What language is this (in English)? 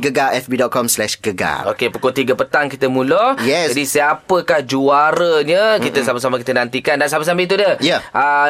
Malay